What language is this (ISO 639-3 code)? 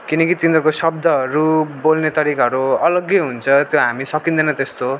nep